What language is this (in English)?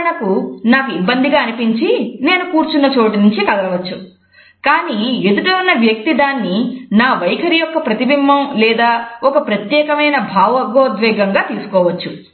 Telugu